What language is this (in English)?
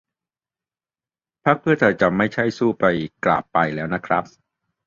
Thai